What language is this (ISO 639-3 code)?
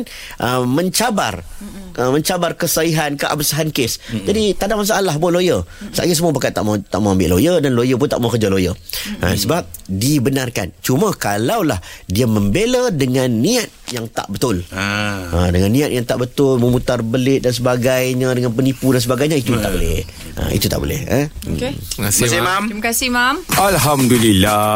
msa